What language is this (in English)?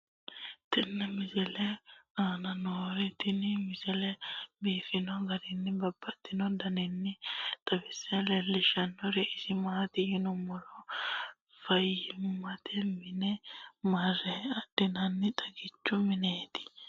Sidamo